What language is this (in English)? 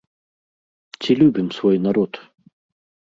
Belarusian